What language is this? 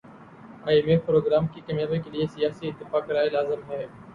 Urdu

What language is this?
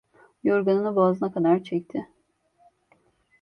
Turkish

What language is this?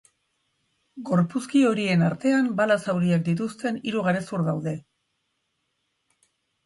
Basque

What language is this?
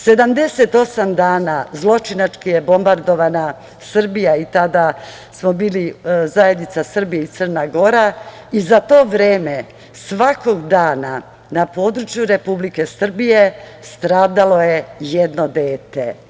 Serbian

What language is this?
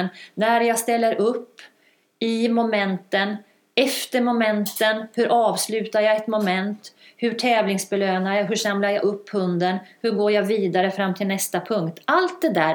Swedish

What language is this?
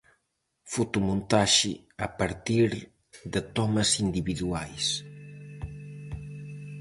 Galician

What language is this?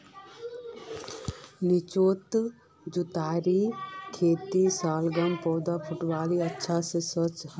Magahi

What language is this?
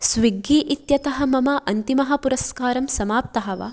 Sanskrit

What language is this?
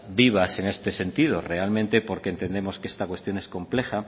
Spanish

